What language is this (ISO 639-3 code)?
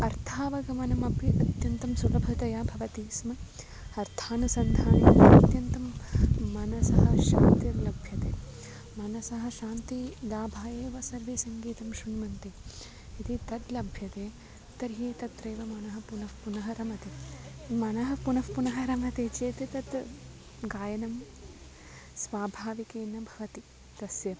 san